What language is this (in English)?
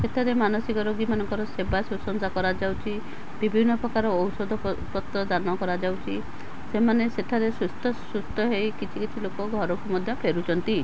Odia